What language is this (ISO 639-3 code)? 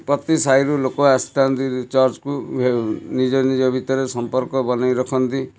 ori